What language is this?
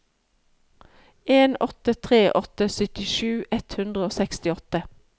Norwegian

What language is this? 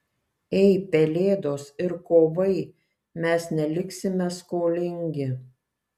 Lithuanian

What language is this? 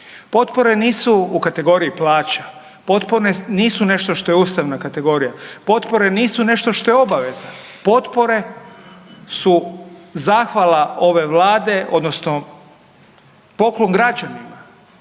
Croatian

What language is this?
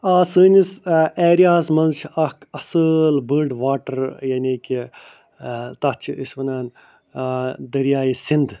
Kashmiri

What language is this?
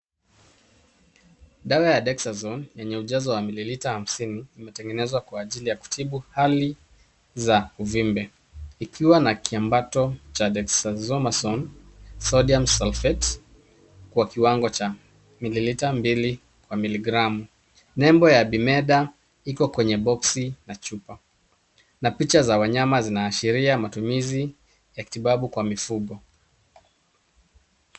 Swahili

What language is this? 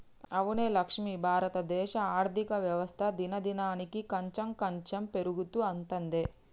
Telugu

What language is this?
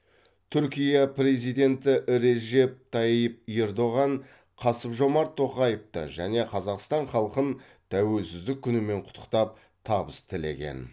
Kazakh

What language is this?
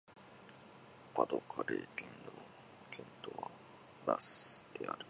Japanese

